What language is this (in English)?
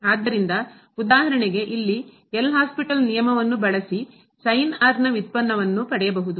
Kannada